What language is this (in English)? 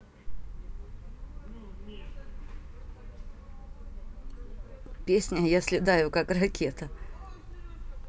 Russian